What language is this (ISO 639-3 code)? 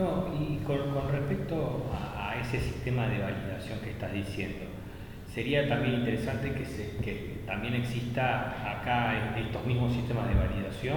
spa